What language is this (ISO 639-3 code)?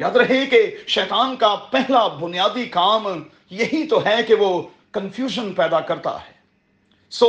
urd